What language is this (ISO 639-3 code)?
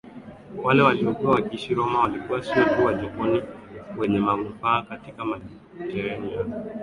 swa